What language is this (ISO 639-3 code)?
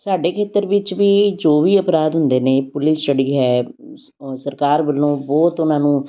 pan